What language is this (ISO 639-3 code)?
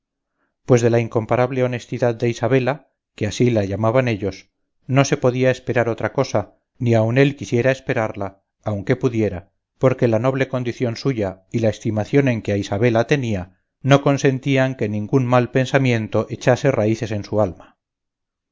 spa